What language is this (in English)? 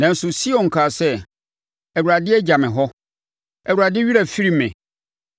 Akan